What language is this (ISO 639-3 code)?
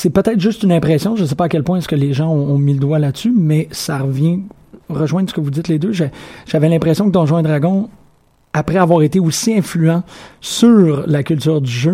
fra